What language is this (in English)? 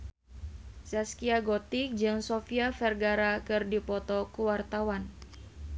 Sundanese